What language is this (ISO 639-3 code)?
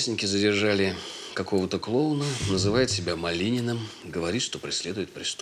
rus